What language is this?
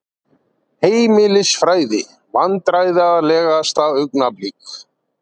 Icelandic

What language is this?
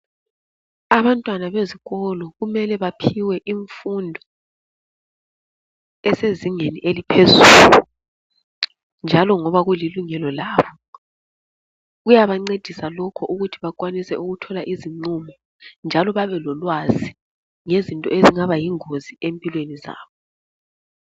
North Ndebele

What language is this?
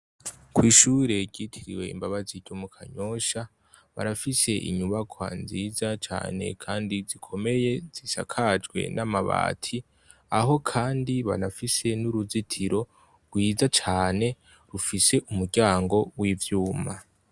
Rundi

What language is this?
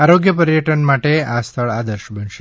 Gujarati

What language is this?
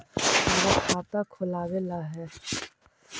Magahi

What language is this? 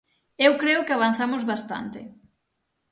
Galician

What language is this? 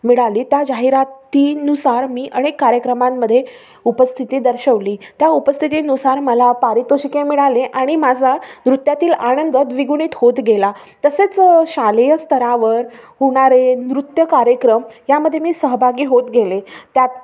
Marathi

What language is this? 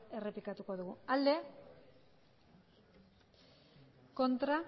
Basque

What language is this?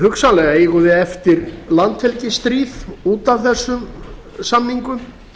Icelandic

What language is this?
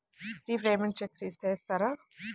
Telugu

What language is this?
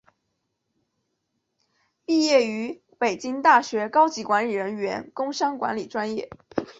Chinese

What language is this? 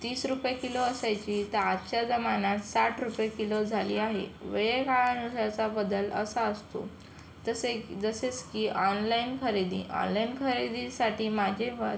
Marathi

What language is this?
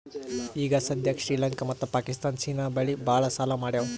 Kannada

